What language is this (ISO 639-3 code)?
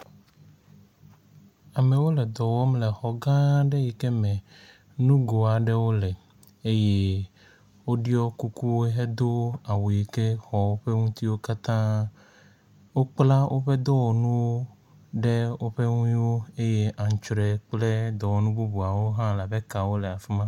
ewe